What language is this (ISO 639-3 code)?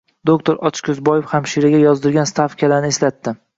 uzb